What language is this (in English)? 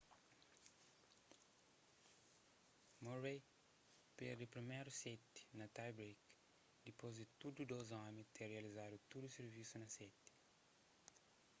Kabuverdianu